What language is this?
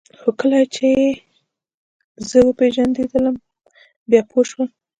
Pashto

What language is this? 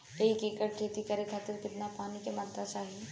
Bhojpuri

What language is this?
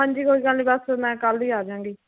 Punjabi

